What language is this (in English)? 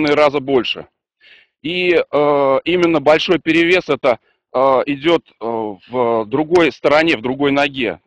Russian